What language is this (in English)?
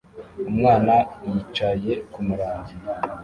Kinyarwanda